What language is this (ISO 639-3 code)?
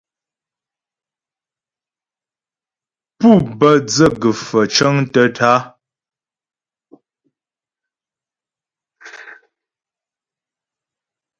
bbj